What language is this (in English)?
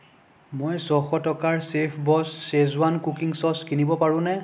Assamese